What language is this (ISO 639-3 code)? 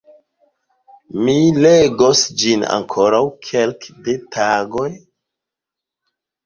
epo